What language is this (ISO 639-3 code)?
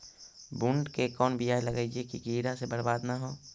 mag